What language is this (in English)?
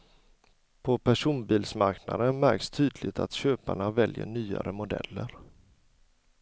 Swedish